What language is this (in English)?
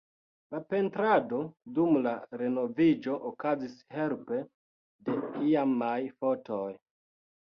Esperanto